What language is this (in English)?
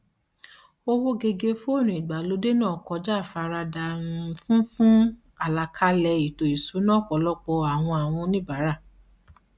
Yoruba